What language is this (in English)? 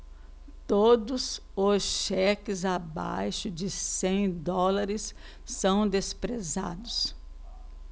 Portuguese